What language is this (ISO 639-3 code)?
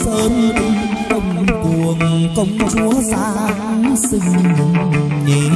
vie